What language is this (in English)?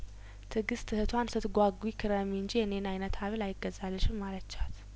Amharic